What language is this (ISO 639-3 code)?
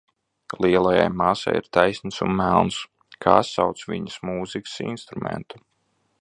lav